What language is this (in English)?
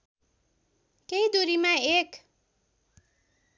Nepali